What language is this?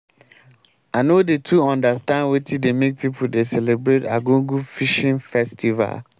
Nigerian Pidgin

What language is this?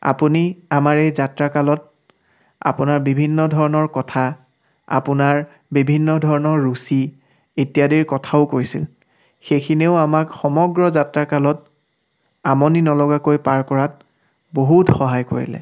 Assamese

